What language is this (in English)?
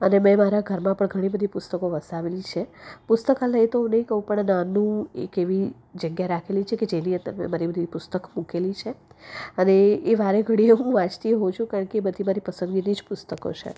Gujarati